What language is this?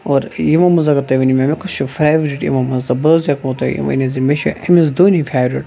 Kashmiri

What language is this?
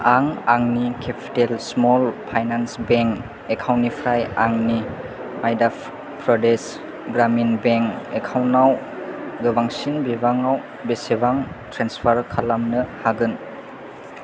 Bodo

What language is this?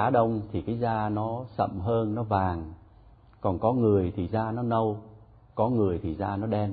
Vietnamese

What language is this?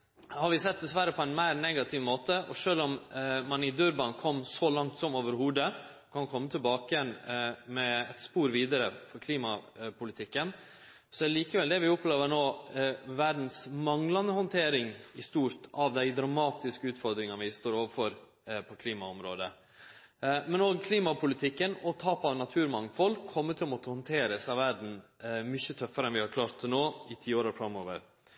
Norwegian Nynorsk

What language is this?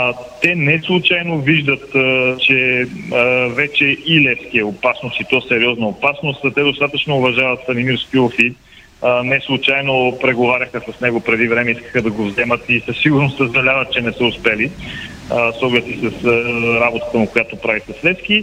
Bulgarian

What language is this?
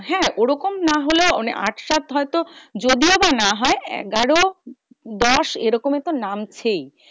Bangla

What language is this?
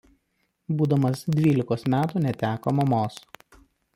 Lithuanian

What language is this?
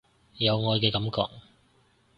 Cantonese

